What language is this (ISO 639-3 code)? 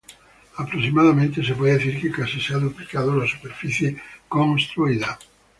spa